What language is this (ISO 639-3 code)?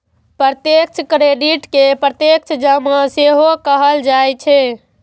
mai